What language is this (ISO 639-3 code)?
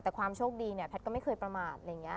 tha